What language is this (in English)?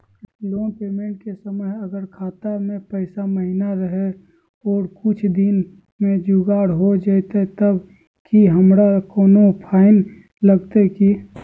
Magahi